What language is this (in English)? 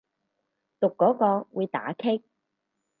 Cantonese